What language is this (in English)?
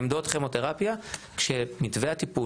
Hebrew